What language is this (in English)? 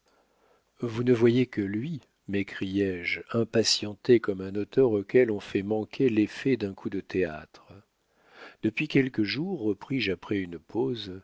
French